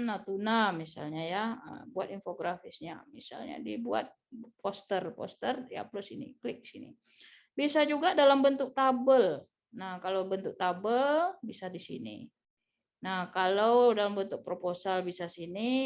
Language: Indonesian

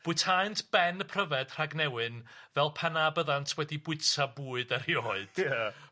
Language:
Welsh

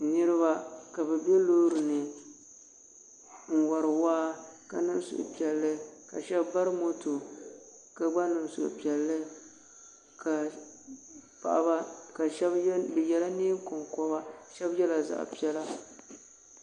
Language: Dagbani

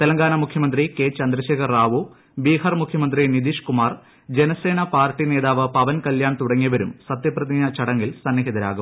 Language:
Malayalam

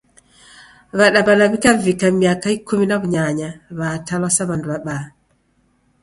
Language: Taita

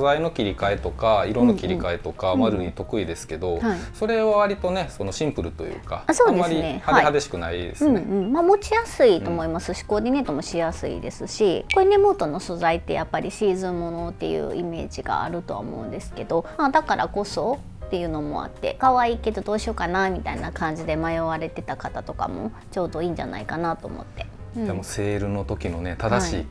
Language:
Japanese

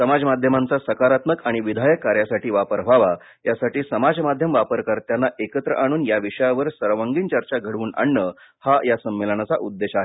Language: Marathi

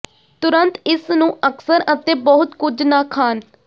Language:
Punjabi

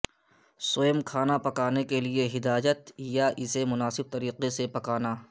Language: Urdu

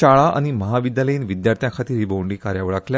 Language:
Konkani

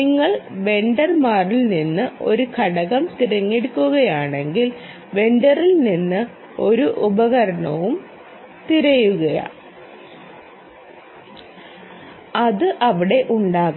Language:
Malayalam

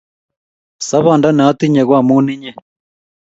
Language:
Kalenjin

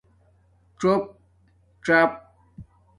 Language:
Domaaki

